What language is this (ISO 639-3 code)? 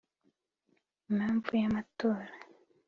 kin